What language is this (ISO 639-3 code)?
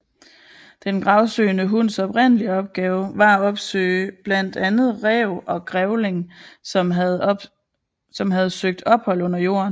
dan